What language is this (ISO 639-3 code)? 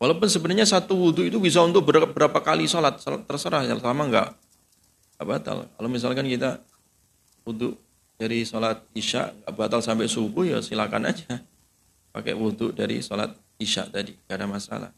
ind